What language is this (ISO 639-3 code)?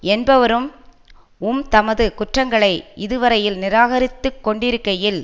tam